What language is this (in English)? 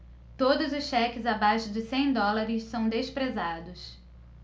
Portuguese